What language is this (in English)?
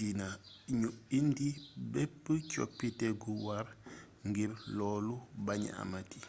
Wolof